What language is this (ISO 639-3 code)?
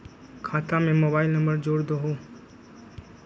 mag